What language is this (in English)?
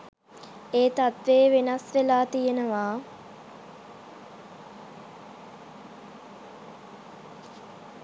Sinhala